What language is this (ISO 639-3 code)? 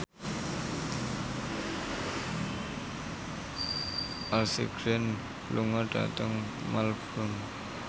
jav